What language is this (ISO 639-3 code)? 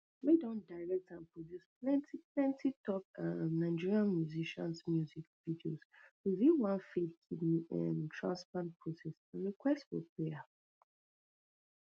pcm